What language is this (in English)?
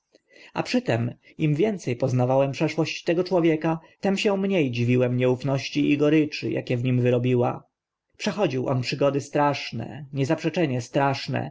Polish